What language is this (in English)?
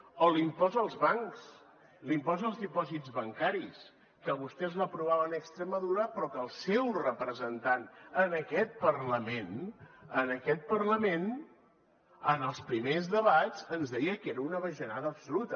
Catalan